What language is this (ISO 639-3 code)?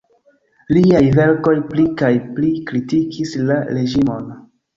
epo